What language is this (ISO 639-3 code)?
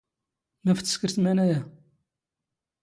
zgh